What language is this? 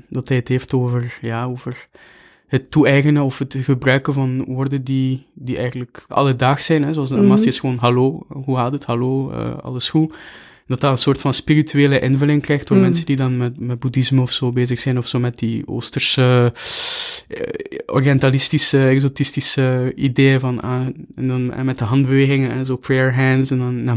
Dutch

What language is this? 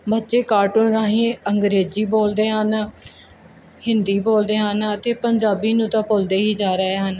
Punjabi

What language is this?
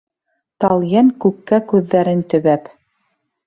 Bashkir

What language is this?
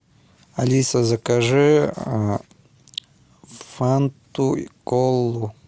Russian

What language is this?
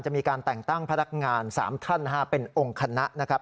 Thai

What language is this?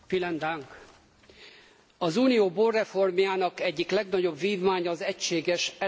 Hungarian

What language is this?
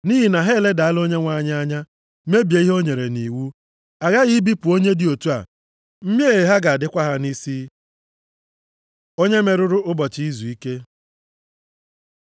Igbo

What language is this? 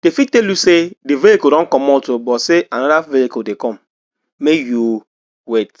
Nigerian Pidgin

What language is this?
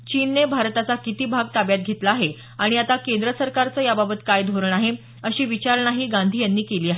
Marathi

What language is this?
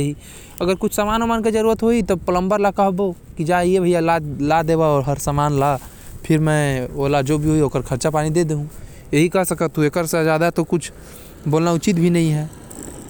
Korwa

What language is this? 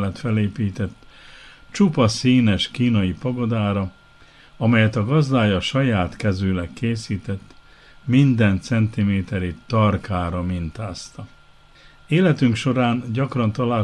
Hungarian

